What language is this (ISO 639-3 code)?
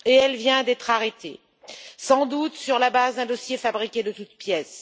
fra